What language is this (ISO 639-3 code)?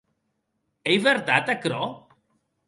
oci